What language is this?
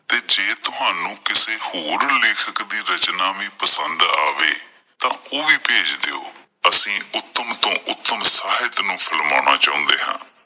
Punjabi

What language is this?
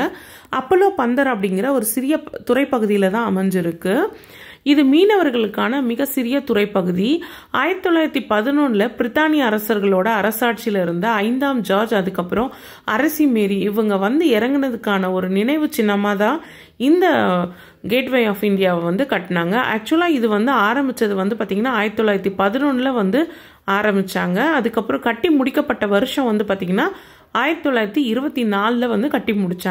Romanian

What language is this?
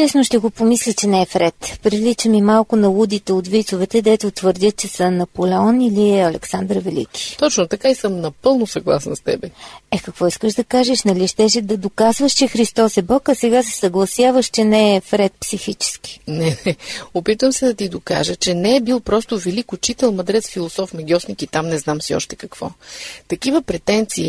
Bulgarian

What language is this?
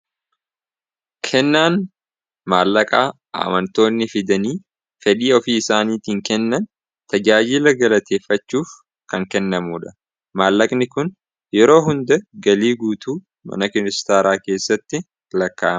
Oromo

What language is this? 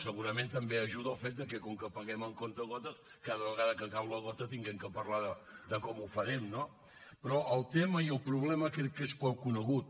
Catalan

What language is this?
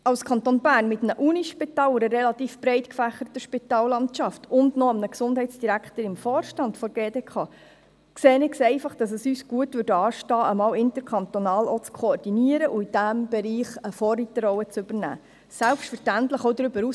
Swiss German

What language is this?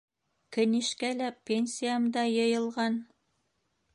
Bashkir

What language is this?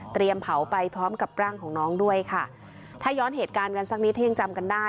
Thai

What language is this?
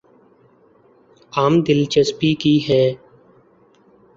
Urdu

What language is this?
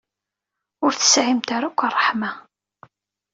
Kabyle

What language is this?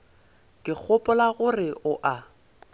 Northern Sotho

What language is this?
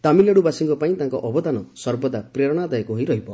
Odia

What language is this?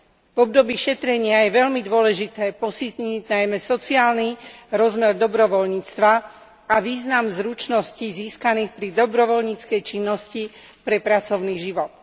Slovak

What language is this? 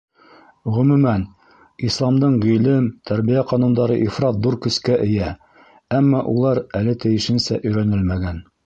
Bashkir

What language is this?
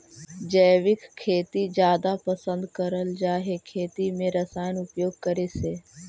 Magahi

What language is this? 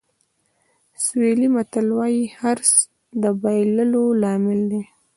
Pashto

